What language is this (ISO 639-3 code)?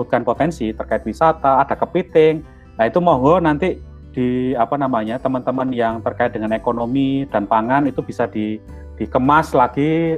ind